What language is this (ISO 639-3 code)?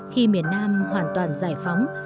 vie